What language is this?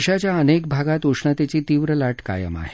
Marathi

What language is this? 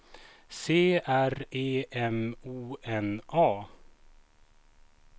Swedish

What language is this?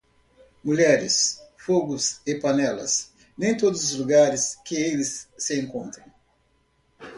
Portuguese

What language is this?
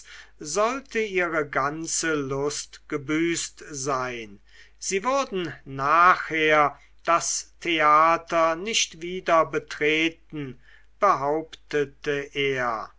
German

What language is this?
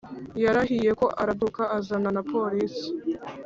Kinyarwanda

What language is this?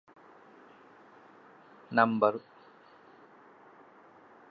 Divehi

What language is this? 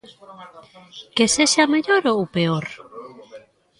Galician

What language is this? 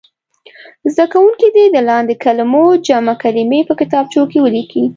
Pashto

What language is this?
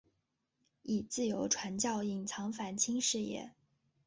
Chinese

